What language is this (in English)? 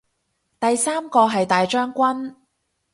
Cantonese